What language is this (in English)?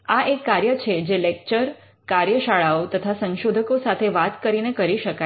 Gujarati